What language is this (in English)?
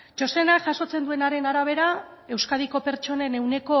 Basque